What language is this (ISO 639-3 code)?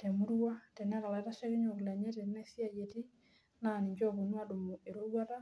mas